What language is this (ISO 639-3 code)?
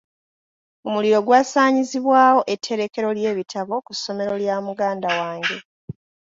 lug